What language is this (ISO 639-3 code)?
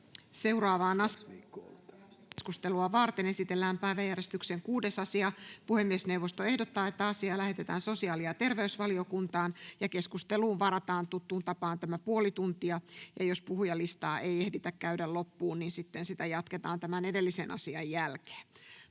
fin